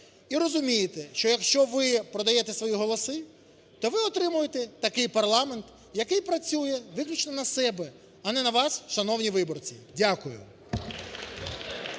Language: Ukrainian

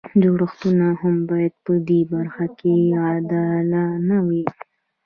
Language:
Pashto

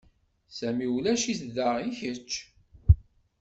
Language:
Kabyle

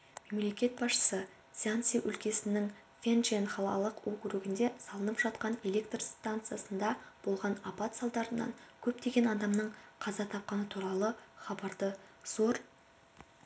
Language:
Kazakh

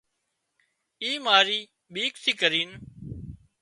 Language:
Wadiyara Koli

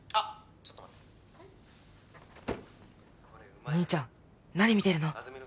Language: Japanese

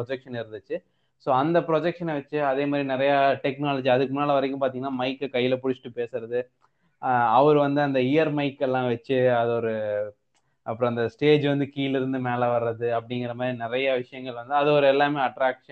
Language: Tamil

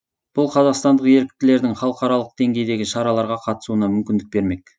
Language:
Kazakh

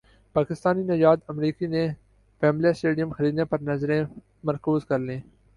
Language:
Urdu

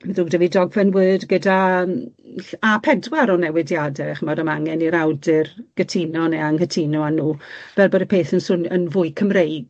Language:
Welsh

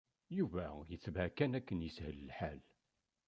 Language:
Kabyle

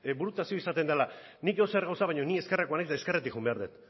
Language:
Basque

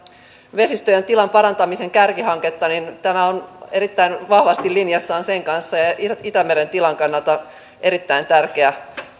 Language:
Finnish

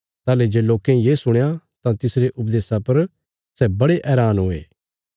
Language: Bilaspuri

